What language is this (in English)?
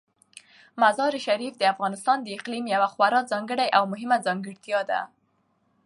Pashto